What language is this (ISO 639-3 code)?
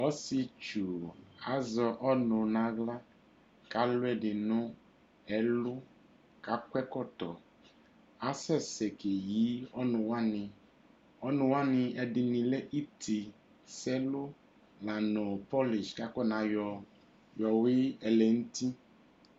kpo